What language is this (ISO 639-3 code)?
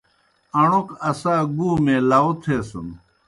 plk